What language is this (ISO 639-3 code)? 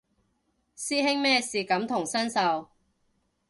yue